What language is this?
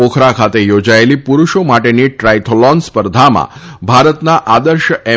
Gujarati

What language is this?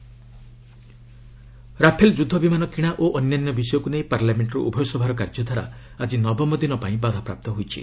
Odia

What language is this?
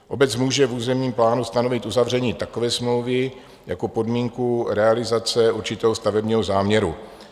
Czech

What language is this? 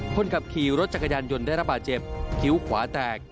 Thai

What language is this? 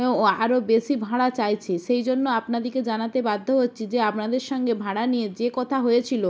Bangla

